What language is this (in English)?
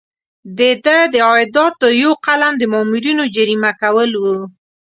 Pashto